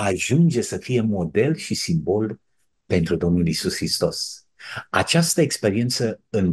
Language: Romanian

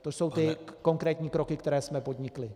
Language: Czech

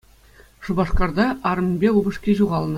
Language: Chuvash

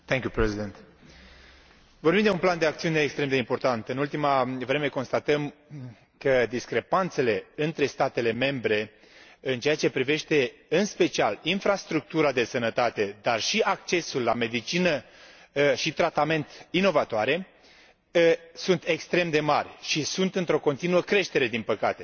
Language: Romanian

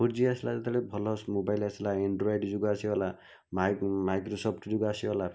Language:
Odia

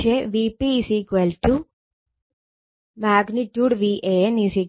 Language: Malayalam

